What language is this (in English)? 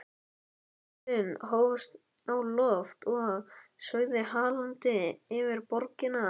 Icelandic